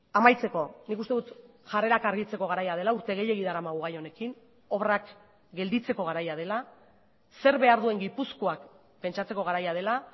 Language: Basque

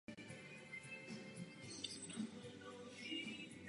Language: Czech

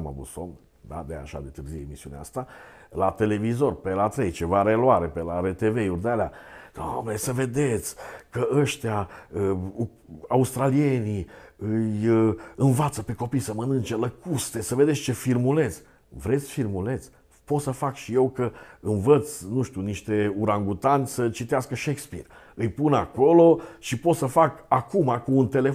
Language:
Romanian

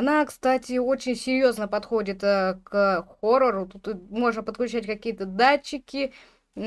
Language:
Russian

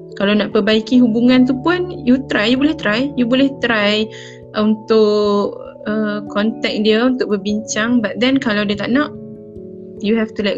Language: Malay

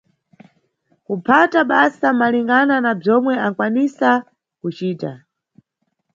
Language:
Nyungwe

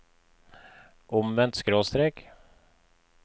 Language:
Norwegian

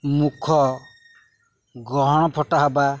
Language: Odia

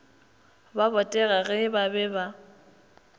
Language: Northern Sotho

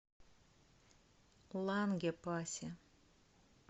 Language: Russian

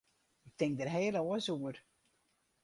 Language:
Western Frisian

